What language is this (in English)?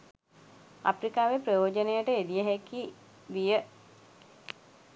Sinhala